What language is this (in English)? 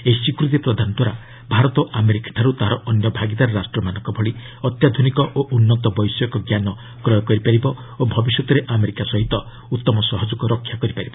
Odia